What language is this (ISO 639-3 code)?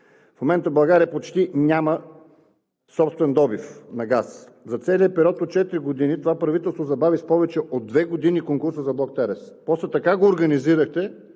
bul